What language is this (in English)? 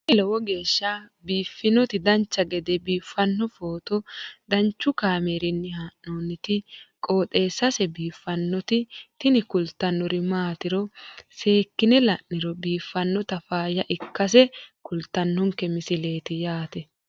Sidamo